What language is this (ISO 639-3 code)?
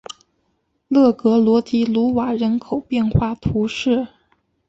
zho